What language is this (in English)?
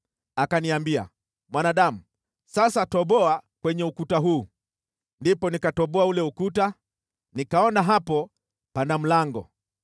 Swahili